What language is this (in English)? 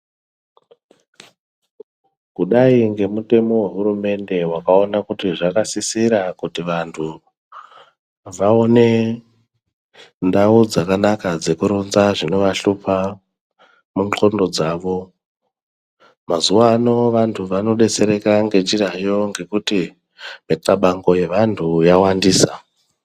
Ndau